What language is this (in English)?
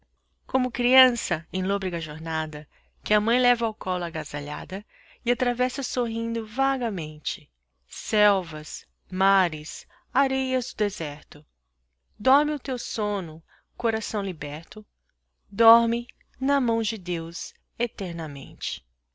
Portuguese